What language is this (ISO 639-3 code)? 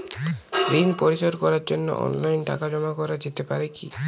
ben